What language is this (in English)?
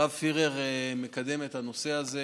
Hebrew